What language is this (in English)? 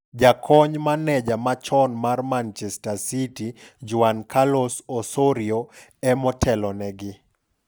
Luo (Kenya and Tanzania)